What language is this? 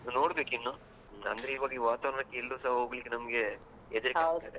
Kannada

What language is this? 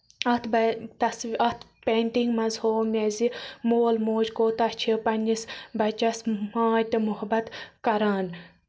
Kashmiri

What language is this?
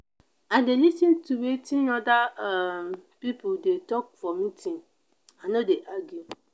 Nigerian Pidgin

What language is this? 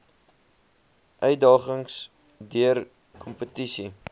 Afrikaans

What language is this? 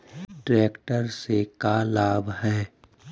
Magahi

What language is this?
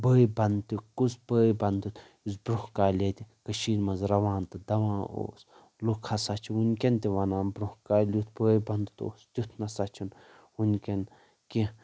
Kashmiri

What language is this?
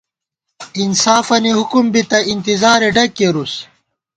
Gawar-Bati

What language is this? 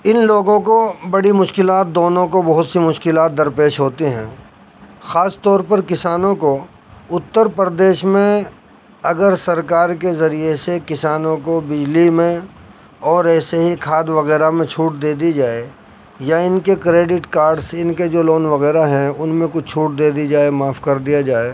Urdu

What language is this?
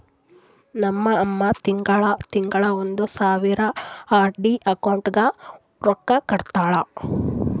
Kannada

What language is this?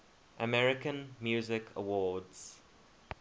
English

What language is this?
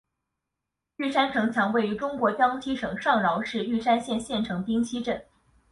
Chinese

